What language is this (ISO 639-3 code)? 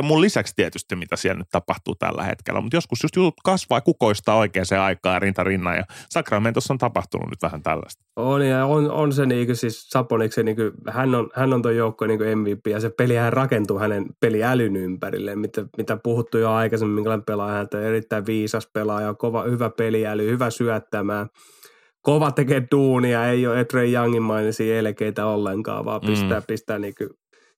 fin